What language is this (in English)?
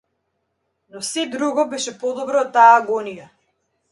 Macedonian